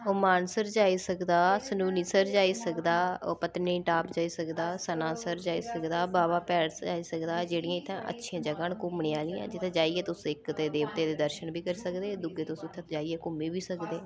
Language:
Dogri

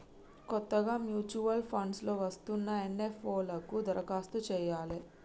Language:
Telugu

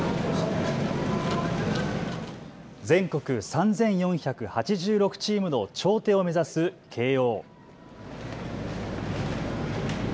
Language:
Japanese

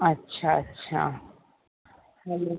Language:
Sindhi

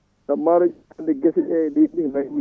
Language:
Fula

